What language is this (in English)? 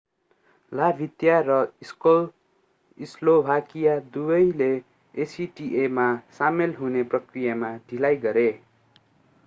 Nepali